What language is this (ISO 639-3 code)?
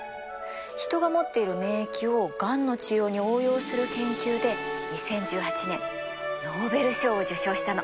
jpn